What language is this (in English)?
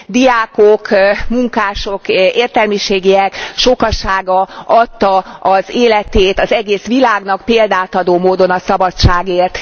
Hungarian